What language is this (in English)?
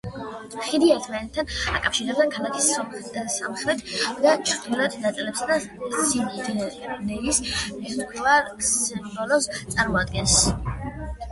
Georgian